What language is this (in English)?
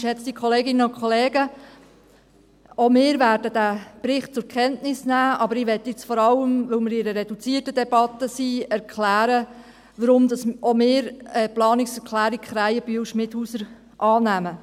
Swiss German